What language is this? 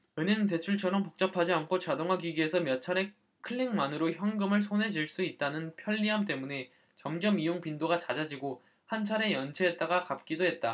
Korean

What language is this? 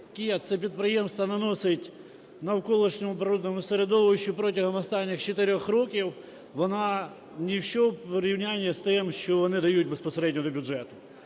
Ukrainian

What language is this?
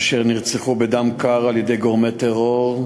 Hebrew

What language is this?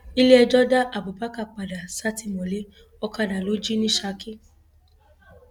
Yoruba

